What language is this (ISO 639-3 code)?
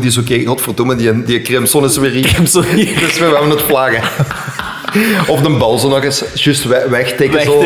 nld